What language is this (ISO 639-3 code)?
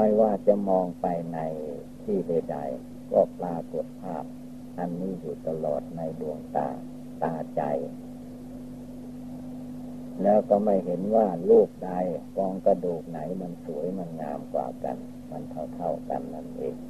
tha